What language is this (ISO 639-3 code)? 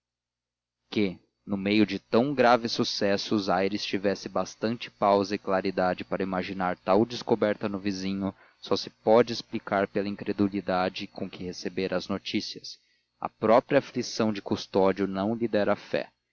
por